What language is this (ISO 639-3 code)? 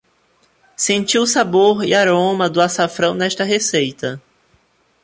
por